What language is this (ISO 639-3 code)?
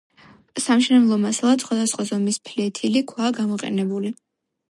kat